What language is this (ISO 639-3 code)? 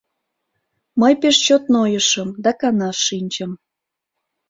chm